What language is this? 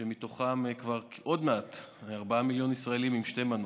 Hebrew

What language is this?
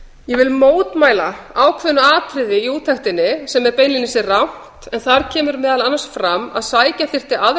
Icelandic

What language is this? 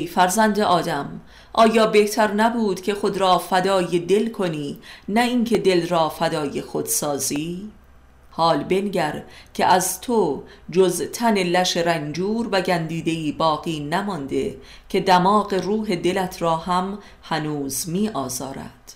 Persian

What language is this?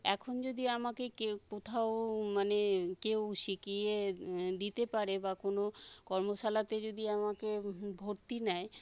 Bangla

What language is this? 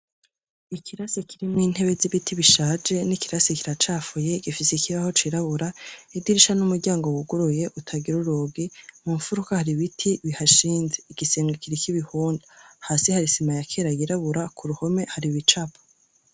Rundi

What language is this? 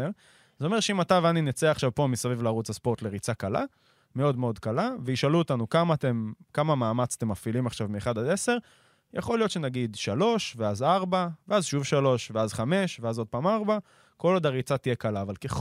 Hebrew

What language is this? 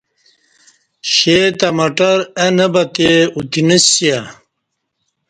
Kati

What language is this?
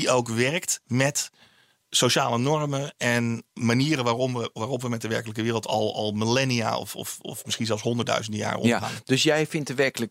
Dutch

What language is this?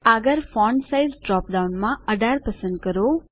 Gujarati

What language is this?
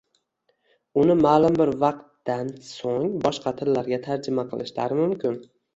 Uzbek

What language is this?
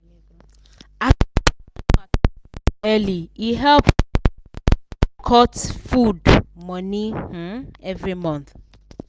Nigerian Pidgin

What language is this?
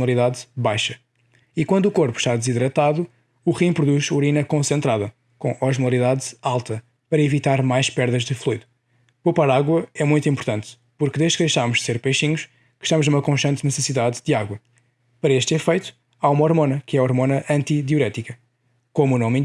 Portuguese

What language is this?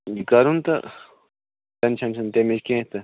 Kashmiri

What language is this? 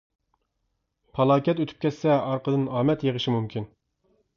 Uyghur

